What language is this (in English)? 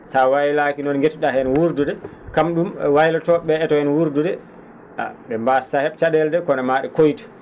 Fula